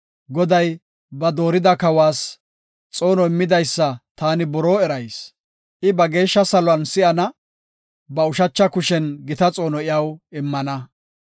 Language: Gofa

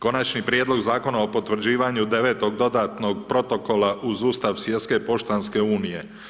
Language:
Croatian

